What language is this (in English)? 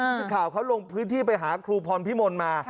Thai